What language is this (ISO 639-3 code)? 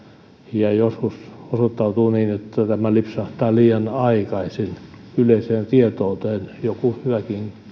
fin